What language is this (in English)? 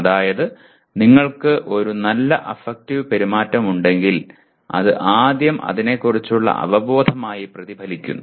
Malayalam